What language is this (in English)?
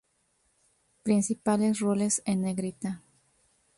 Spanish